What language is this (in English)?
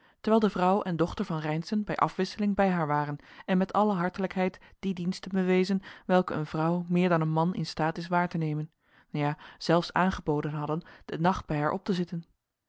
Dutch